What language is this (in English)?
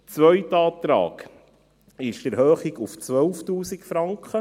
Swiss German